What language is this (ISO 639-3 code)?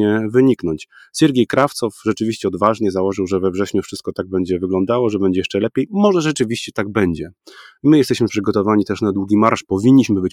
pol